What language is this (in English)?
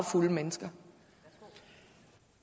Danish